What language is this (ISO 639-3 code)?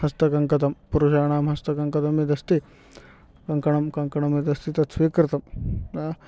san